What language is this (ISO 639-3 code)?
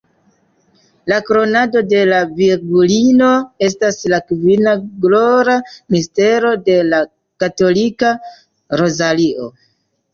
epo